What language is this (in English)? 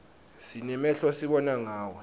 Swati